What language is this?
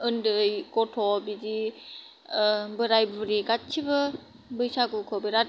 Bodo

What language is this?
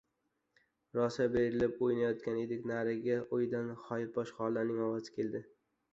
Uzbek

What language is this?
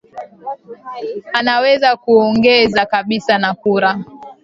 Swahili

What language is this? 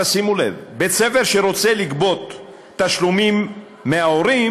Hebrew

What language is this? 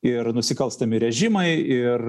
Lithuanian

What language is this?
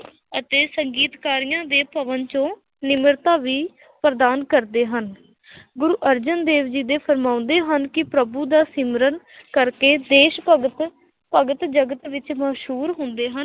Punjabi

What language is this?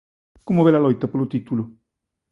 Galician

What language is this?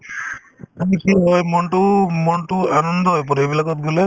Assamese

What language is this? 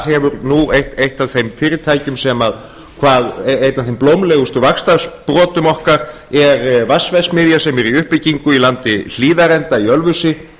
Icelandic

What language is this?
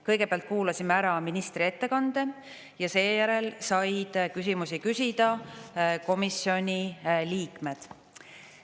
Estonian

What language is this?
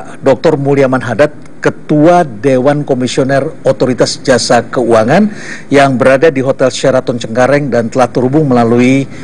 Indonesian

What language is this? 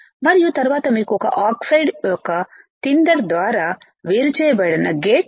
Telugu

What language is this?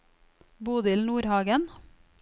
Norwegian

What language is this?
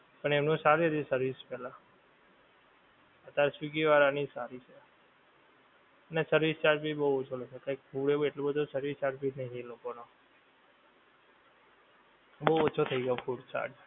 Gujarati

